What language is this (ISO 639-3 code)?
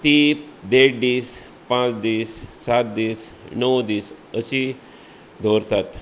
kok